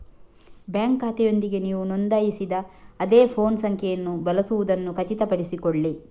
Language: Kannada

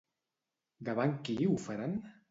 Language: Catalan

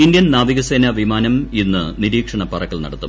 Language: Malayalam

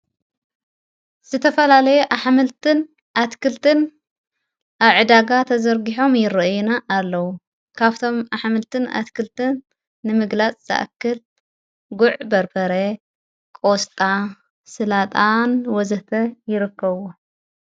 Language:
Tigrinya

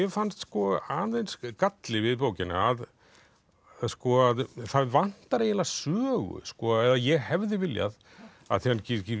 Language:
Icelandic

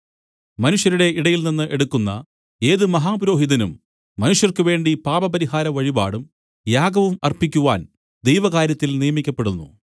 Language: Malayalam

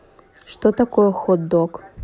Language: Russian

